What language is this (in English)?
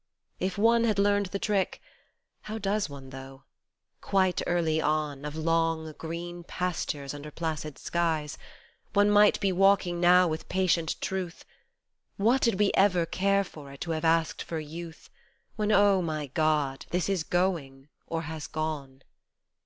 English